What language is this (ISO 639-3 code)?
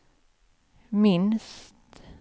swe